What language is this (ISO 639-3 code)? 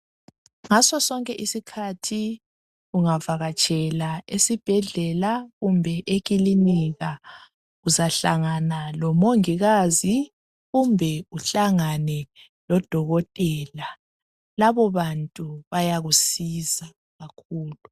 nde